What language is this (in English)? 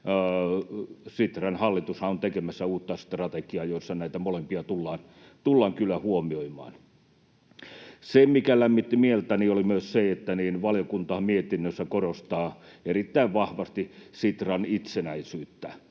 Finnish